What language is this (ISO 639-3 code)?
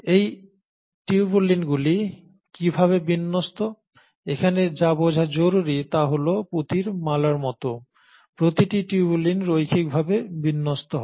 ben